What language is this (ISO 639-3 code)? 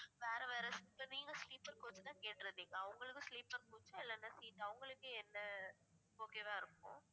tam